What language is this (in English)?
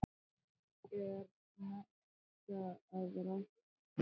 Icelandic